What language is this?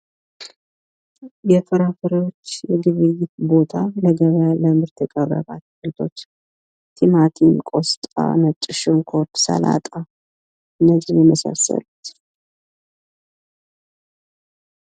Amharic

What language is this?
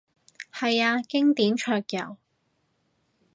Cantonese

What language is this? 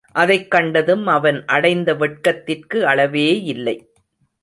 Tamil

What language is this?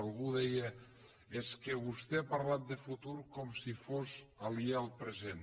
Catalan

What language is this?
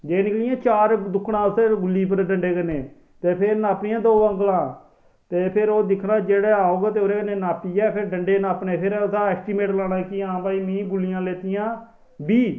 Dogri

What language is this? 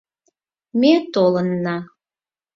Mari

